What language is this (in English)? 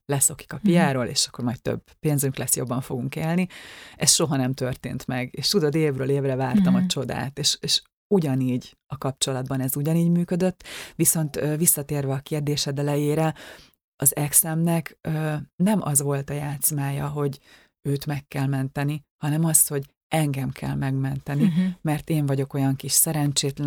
Hungarian